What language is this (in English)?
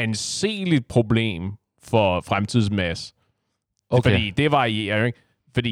Danish